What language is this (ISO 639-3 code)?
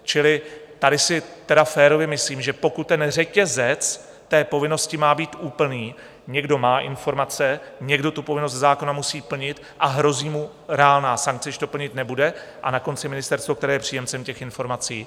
ces